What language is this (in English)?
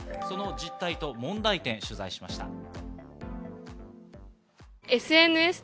Japanese